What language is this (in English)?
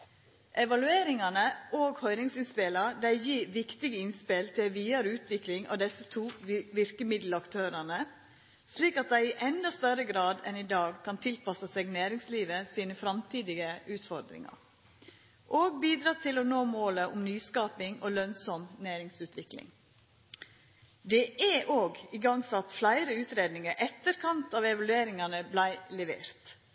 Norwegian Nynorsk